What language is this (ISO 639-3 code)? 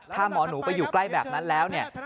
tha